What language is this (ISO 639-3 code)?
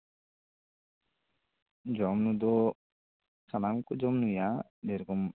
sat